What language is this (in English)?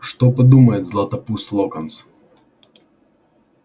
Russian